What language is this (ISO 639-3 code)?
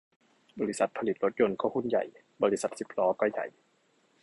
tha